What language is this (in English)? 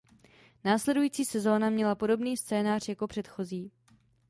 Czech